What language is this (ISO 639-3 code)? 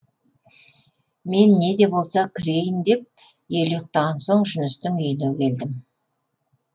kaz